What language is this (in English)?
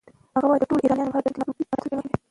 Pashto